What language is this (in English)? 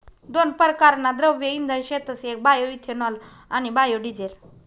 Marathi